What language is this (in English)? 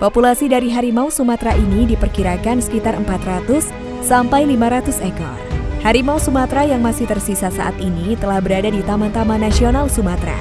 Indonesian